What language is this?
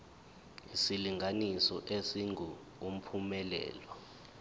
Zulu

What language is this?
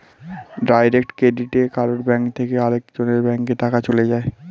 Bangla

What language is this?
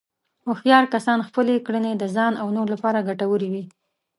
Pashto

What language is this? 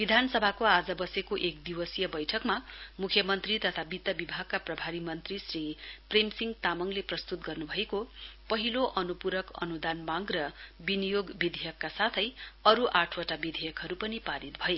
Nepali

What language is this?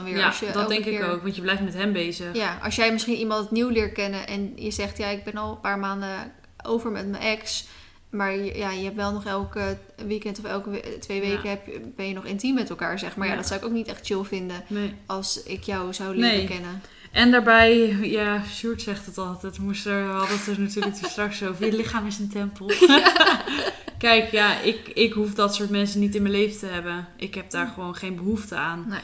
Dutch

